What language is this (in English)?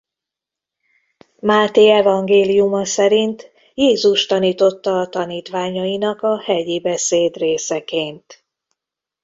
Hungarian